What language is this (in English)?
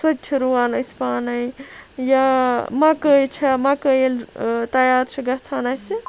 Kashmiri